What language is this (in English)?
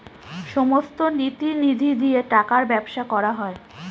Bangla